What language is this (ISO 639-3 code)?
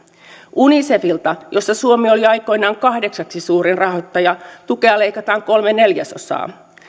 fin